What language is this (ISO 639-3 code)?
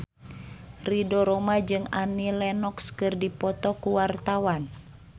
sun